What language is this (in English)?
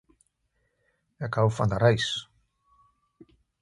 Afrikaans